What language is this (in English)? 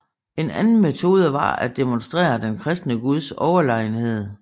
Danish